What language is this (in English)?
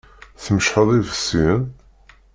Kabyle